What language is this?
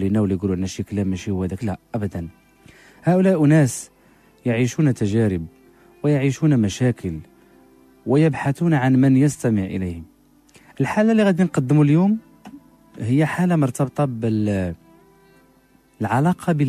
Arabic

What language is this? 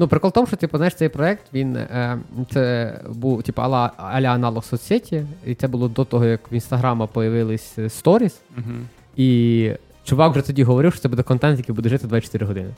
Ukrainian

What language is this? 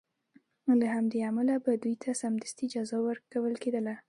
Pashto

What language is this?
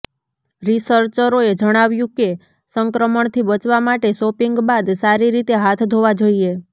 Gujarati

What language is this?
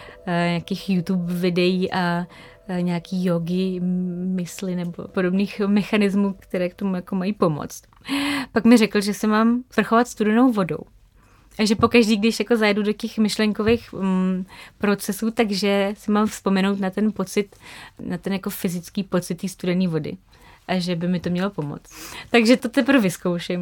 Czech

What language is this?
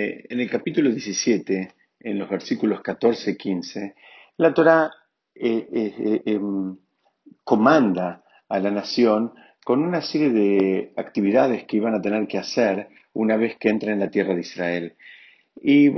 Spanish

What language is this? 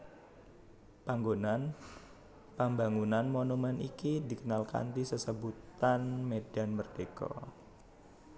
Javanese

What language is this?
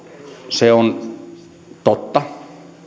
Finnish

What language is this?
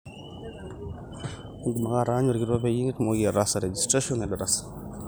Masai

